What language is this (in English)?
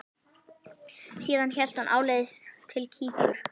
Icelandic